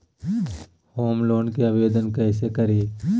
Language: Magahi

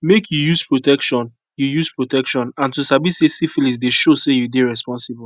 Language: Nigerian Pidgin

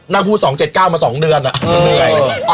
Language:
Thai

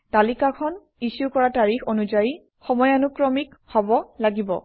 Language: Assamese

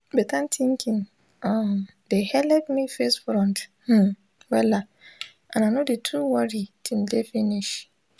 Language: Nigerian Pidgin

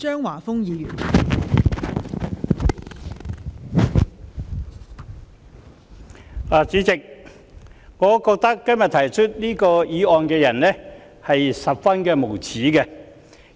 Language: Cantonese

